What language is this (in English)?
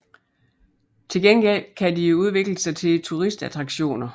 Danish